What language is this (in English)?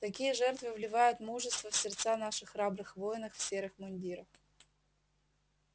Russian